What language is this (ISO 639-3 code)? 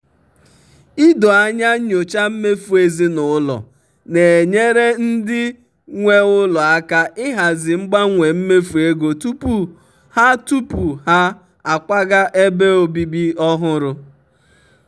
ibo